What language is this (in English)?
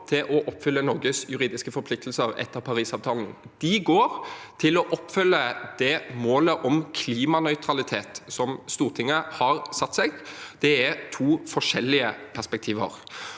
Norwegian